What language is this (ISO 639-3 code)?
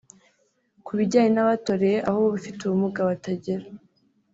kin